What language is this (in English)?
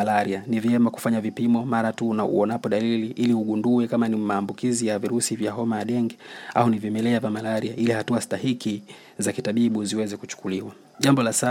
Swahili